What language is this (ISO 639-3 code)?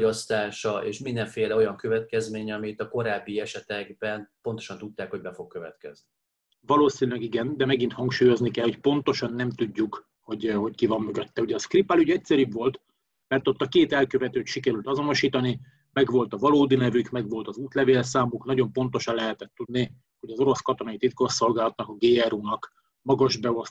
hun